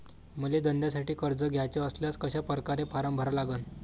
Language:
Marathi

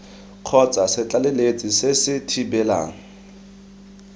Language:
Tswana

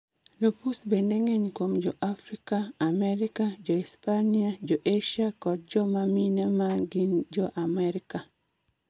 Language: Luo (Kenya and Tanzania)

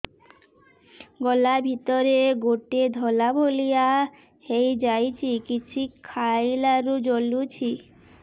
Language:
Odia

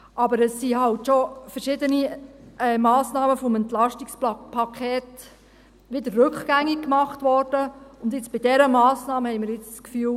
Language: Swiss German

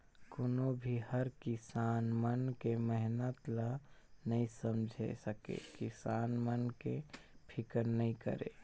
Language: Chhattisgarhi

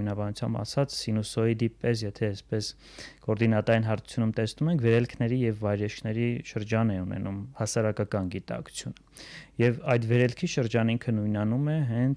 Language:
Turkish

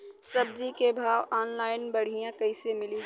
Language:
Bhojpuri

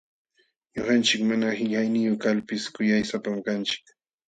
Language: Jauja Wanca Quechua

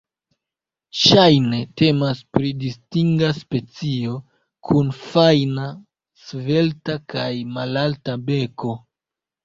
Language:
Esperanto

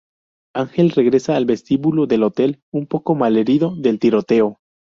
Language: Spanish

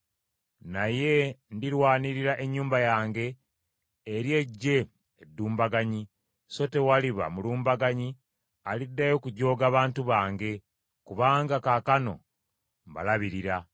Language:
Ganda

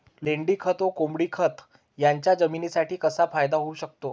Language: Marathi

